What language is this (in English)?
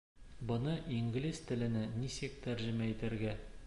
Bashkir